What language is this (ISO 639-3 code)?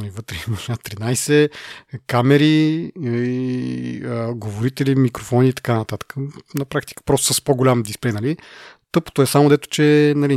bul